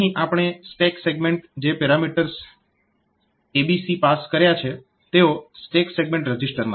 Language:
Gujarati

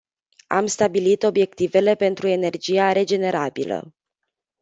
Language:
Romanian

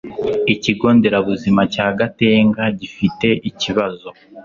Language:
Kinyarwanda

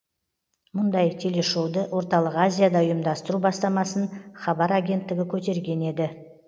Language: Kazakh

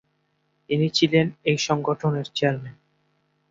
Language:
Bangla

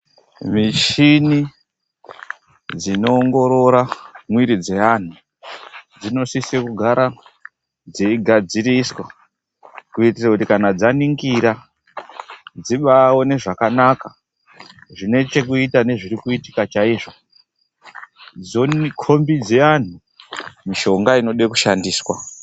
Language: Ndau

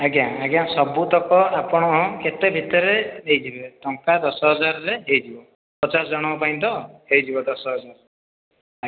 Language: Odia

